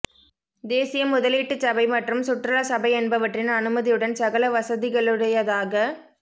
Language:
Tamil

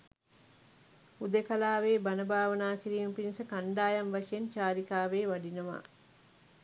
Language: Sinhala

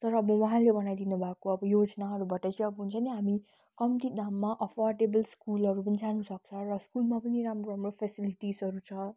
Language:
Nepali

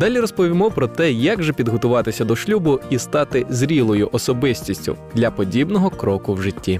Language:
Ukrainian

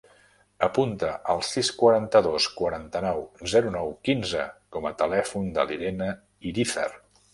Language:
Catalan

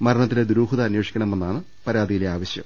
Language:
Malayalam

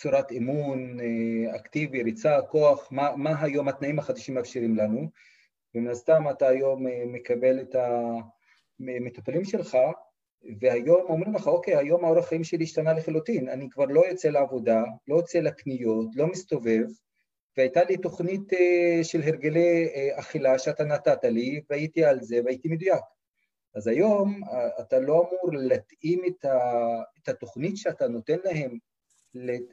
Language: Hebrew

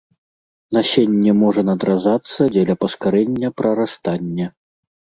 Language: Belarusian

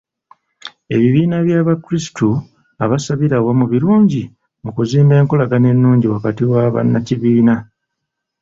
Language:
Ganda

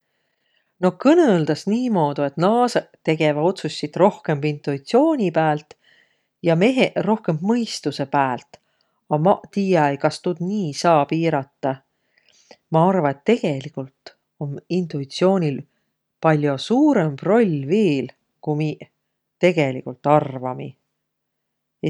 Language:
Võro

